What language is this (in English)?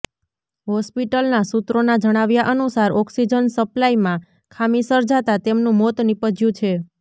Gujarati